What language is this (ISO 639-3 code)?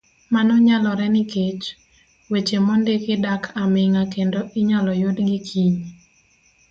luo